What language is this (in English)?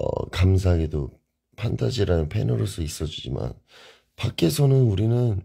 Korean